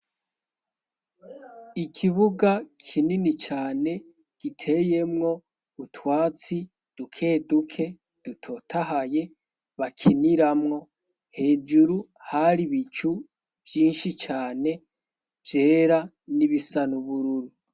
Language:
Rundi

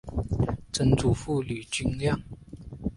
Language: Chinese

